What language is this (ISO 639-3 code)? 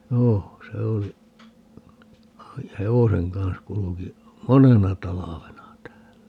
fin